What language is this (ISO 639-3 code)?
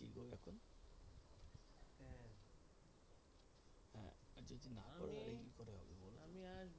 ben